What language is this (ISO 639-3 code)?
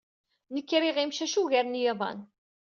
kab